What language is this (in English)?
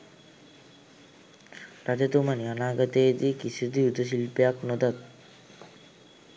Sinhala